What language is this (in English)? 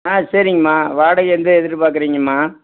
Tamil